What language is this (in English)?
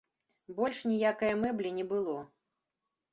Belarusian